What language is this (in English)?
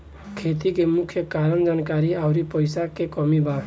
Bhojpuri